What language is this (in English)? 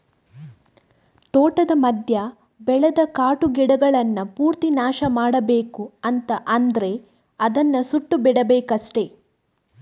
Kannada